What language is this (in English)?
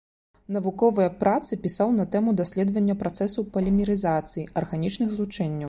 Belarusian